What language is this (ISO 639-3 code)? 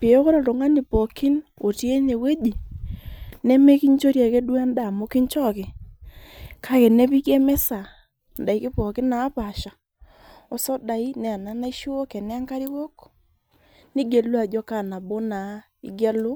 mas